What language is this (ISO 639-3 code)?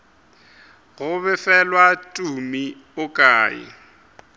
nso